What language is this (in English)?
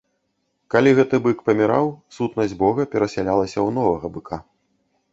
Belarusian